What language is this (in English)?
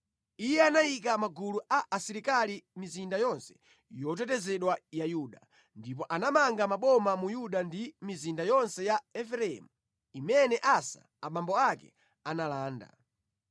Nyanja